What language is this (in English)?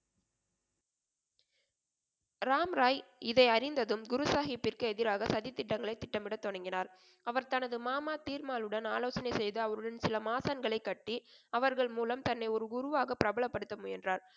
Tamil